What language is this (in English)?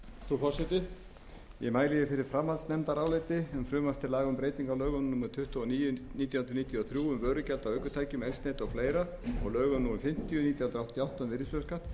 Icelandic